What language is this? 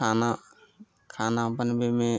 Maithili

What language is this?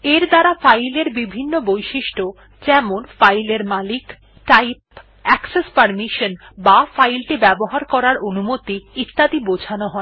Bangla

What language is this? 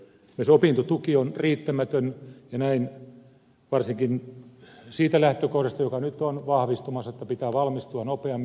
Finnish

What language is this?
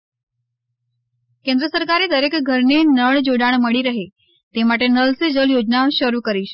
Gujarati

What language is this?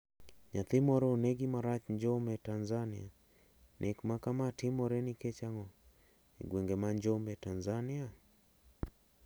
Luo (Kenya and Tanzania)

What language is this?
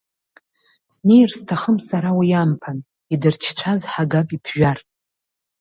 Abkhazian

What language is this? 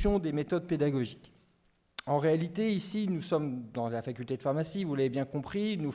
French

